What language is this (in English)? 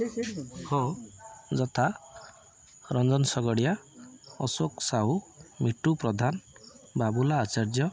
Odia